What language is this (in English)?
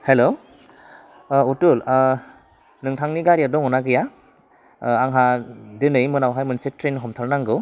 Bodo